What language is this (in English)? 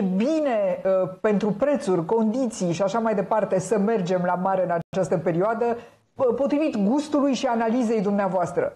Romanian